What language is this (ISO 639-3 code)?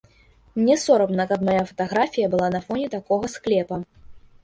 bel